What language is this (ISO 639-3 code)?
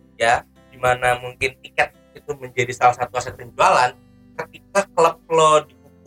ind